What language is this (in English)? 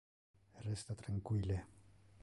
Interlingua